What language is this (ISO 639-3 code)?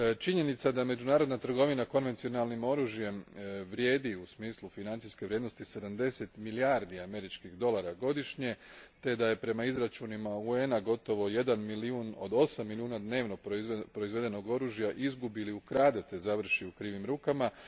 hrv